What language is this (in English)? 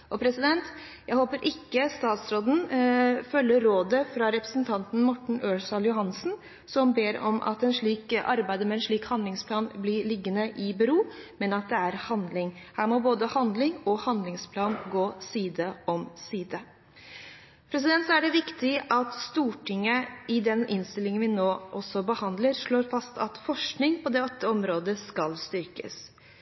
Norwegian Bokmål